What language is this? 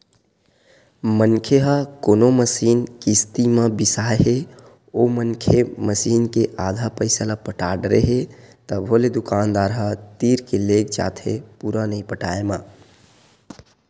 Chhattisgarhi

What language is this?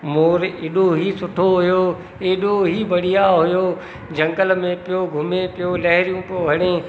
Sindhi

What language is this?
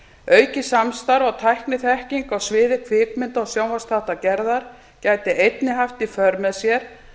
Icelandic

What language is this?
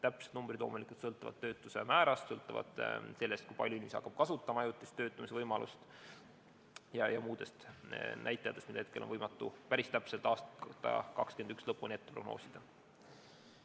Estonian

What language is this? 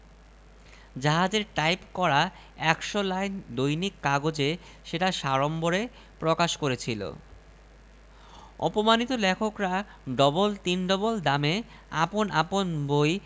Bangla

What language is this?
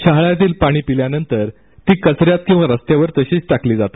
Marathi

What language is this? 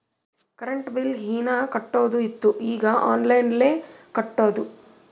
Kannada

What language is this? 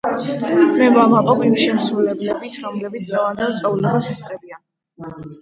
Georgian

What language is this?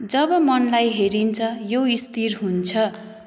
Nepali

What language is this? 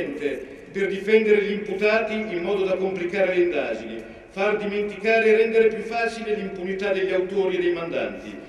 Italian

